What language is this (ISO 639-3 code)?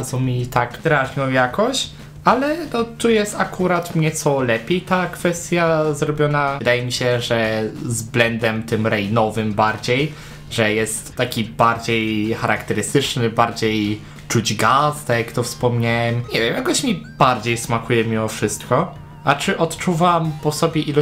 pol